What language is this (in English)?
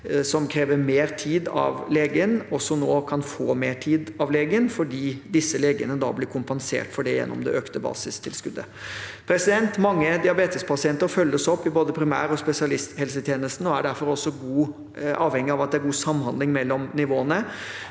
Norwegian